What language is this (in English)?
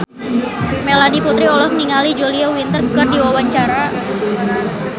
Sundanese